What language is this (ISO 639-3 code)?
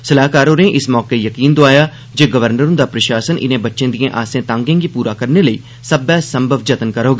doi